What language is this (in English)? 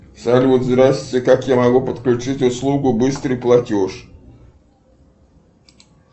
Russian